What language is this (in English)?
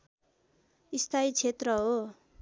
Nepali